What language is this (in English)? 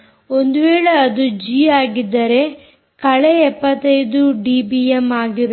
Kannada